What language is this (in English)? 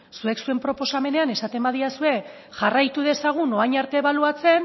Basque